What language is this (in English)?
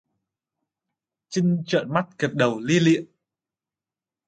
Vietnamese